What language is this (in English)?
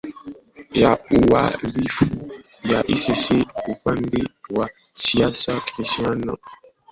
Swahili